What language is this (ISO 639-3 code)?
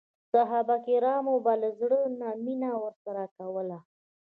pus